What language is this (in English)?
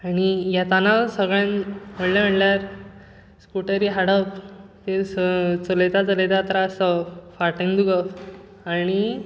Konkani